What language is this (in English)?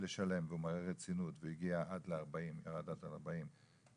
Hebrew